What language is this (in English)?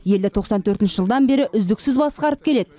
Kazakh